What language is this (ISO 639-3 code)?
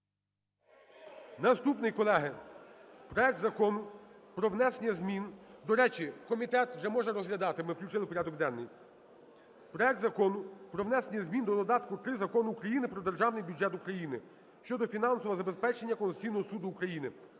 ukr